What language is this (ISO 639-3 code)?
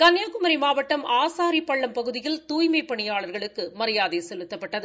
tam